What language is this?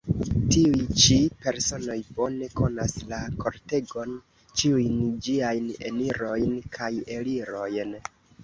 Esperanto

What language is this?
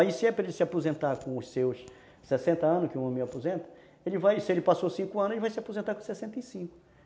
Portuguese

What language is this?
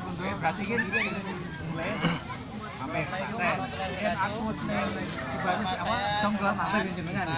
Indonesian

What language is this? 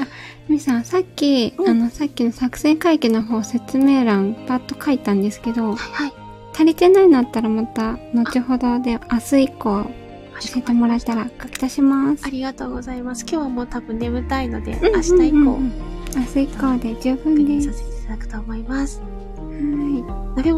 Japanese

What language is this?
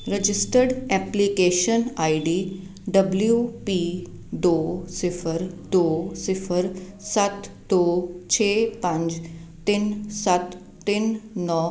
Punjabi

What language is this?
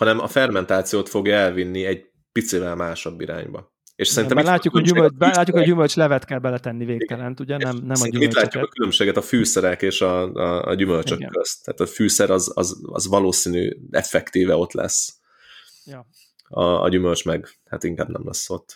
Hungarian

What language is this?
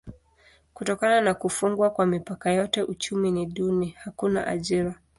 Swahili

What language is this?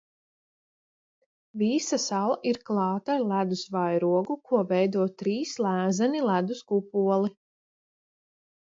Latvian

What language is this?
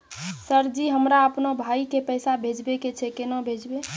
Maithili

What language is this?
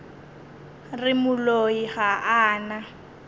Northern Sotho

